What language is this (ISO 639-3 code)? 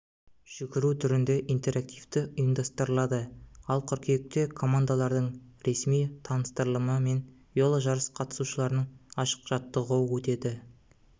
kaz